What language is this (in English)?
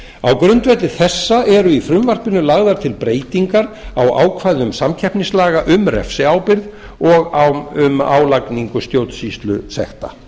Icelandic